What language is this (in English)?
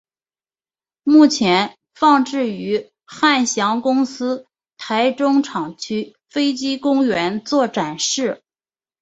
Chinese